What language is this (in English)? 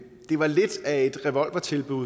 Danish